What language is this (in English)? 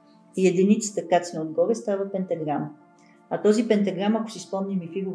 Bulgarian